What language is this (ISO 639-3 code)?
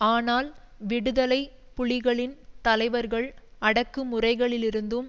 tam